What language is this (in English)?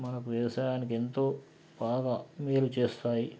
Telugu